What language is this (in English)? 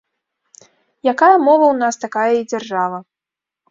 Belarusian